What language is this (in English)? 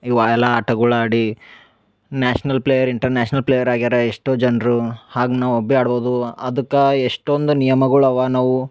Kannada